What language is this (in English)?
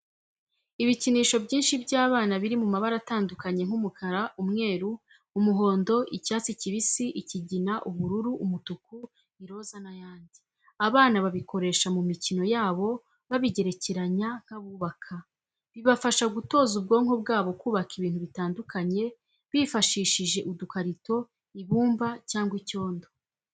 Kinyarwanda